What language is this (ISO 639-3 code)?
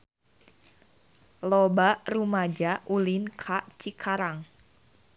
sun